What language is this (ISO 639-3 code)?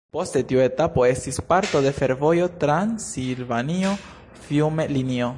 epo